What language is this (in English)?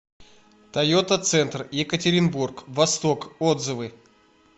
Russian